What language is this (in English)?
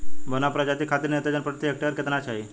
Bhojpuri